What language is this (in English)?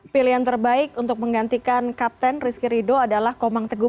Indonesian